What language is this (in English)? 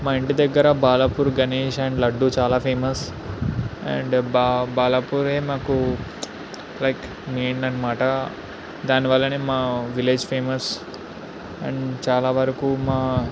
Telugu